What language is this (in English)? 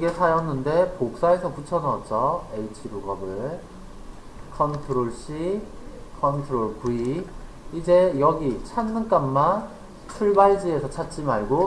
Korean